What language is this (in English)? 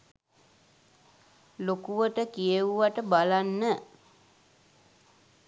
Sinhala